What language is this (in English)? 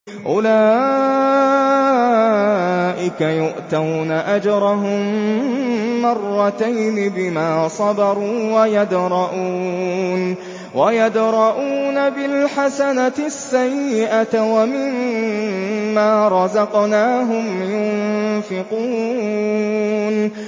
Arabic